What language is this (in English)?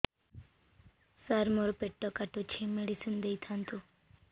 Odia